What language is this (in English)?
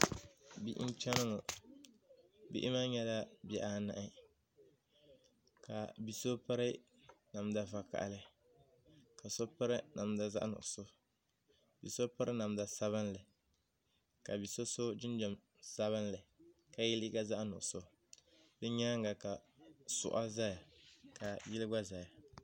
Dagbani